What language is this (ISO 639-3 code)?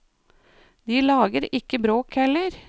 nor